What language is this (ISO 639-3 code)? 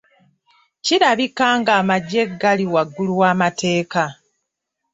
lug